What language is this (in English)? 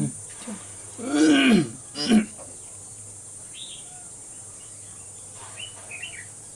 Vietnamese